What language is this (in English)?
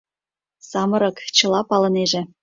Mari